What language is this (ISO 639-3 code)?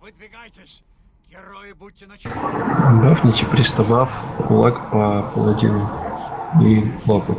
rus